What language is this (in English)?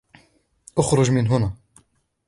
Arabic